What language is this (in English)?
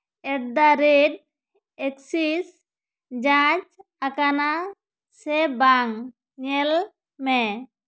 Santali